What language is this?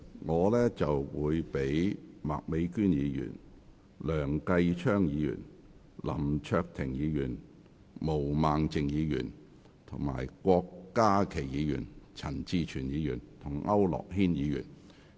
Cantonese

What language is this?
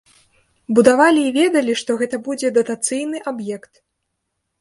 Belarusian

